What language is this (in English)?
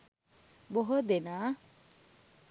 Sinhala